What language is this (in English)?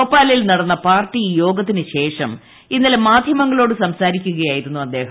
Malayalam